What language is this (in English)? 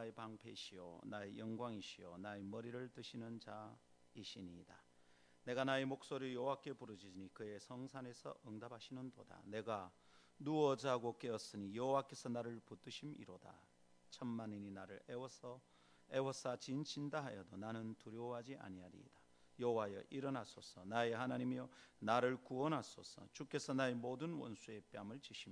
Korean